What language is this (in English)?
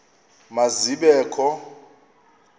Xhosa